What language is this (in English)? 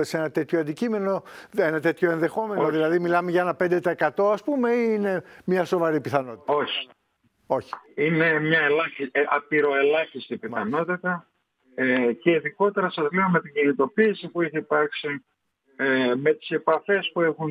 Greek